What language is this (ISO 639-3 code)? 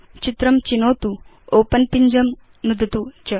san